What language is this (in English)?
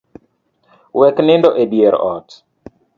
Luo (Kenya and Tanzania)